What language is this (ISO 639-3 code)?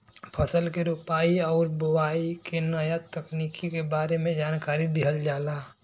bho